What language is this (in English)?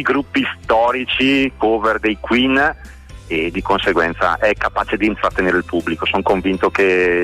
Italian